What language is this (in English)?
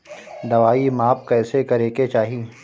Bhojpuri